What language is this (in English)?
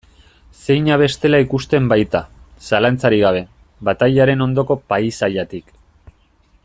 Basque